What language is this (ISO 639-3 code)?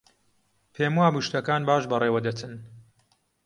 ckb